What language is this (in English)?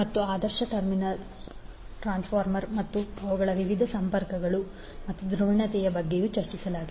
Kannada